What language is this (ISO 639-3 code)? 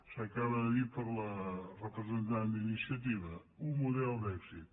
cat